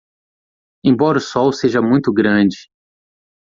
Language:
Portuguese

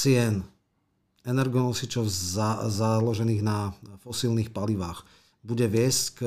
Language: Slovak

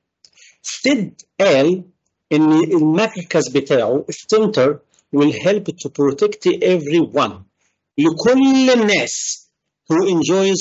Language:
Arabic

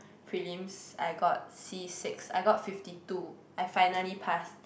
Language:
English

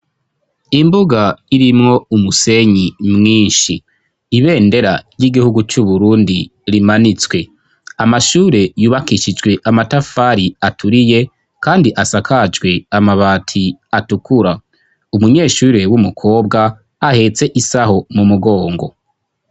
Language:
Rundi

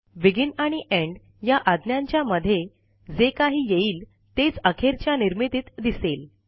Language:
Marathi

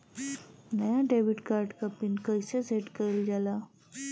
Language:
Bhojpuri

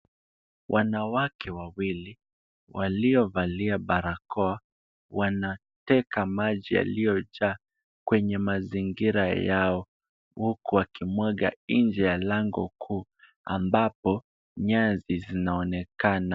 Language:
Swahili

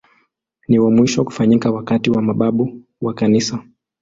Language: Swahili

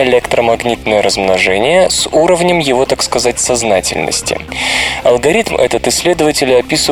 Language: Russian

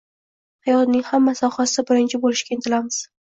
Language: Uzbek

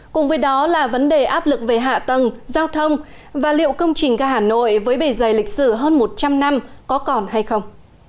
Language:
Vietnamese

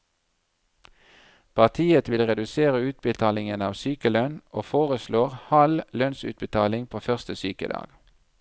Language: Norwegian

